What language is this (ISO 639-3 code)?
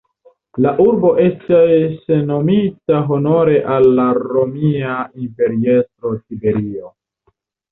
epo